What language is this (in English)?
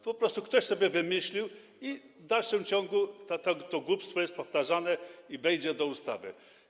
Polish